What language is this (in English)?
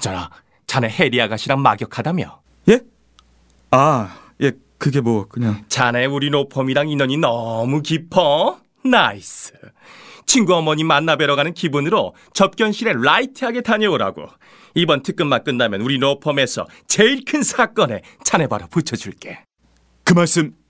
Korean